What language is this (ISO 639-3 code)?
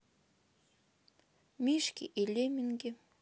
rus